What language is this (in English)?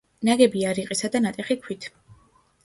Georgian